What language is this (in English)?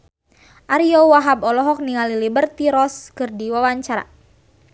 Sundanese